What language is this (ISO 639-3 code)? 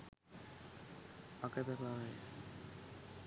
sin